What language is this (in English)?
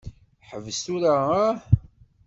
Kabyle